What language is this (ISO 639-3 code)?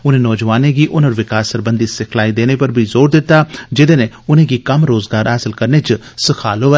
doi